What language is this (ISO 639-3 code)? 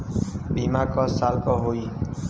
bho